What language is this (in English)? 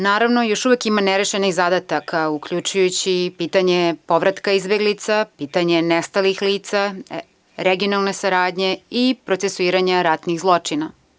Serbian